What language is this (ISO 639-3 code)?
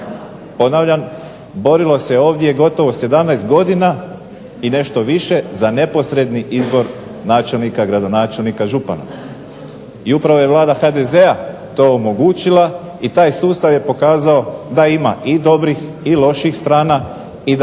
hrv